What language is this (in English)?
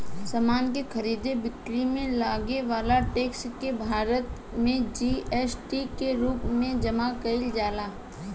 Bhojpuri